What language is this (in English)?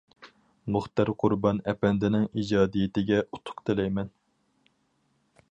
Uyghur